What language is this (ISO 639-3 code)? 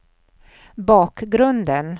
swe